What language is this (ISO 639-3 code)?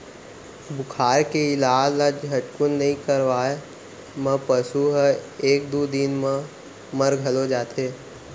hne